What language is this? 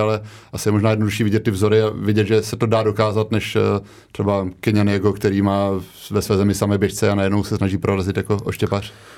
Czech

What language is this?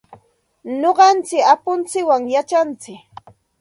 Santa Ana de Tusi Pasco Quechua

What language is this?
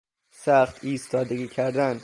Persian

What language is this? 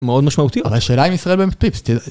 Hebrew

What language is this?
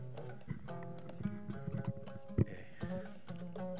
Fula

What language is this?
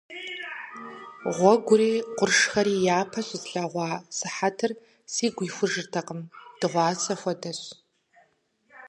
Kabardian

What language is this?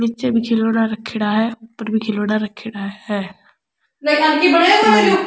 Rajasthani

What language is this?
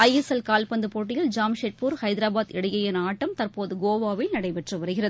Tamil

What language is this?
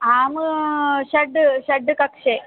Sanskrit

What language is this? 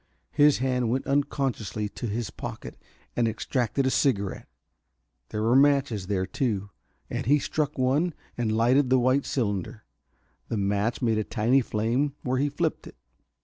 English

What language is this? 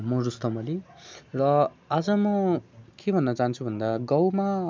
Nepali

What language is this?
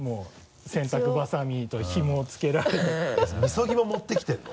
Japanese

